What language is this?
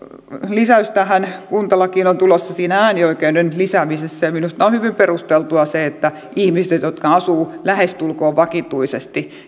Finnish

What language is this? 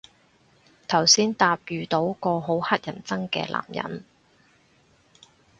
Cantonese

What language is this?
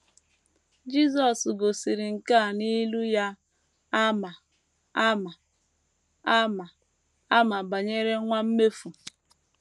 Igbo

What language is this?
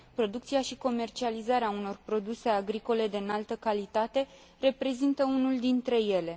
Romanian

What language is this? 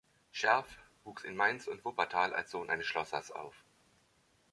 German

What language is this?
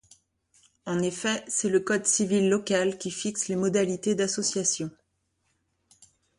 French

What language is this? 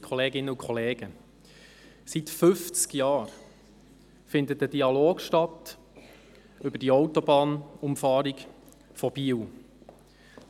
Swiss German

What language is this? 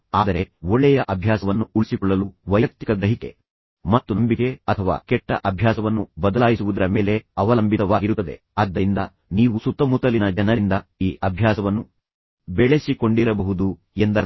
Kannada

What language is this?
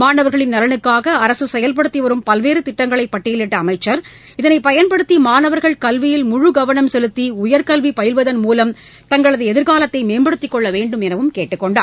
Tamil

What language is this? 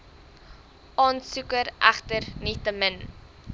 Afrikaans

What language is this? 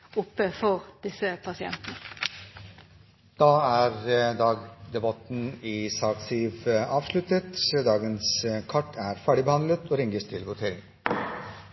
Norwegian Bokmål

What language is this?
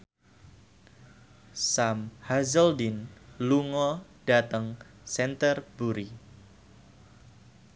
Javanese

